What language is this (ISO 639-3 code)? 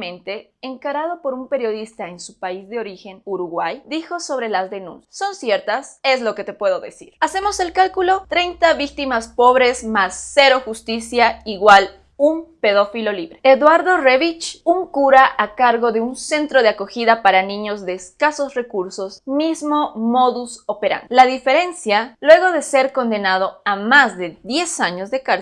spa